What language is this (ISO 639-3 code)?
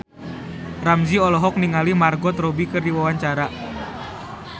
sun